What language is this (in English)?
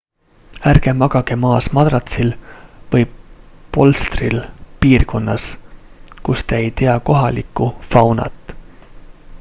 Estonian